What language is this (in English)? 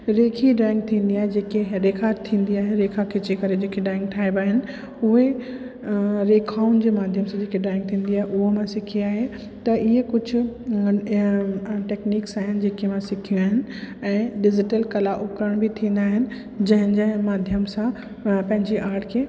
Sindhi